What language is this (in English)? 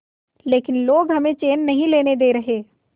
Hindi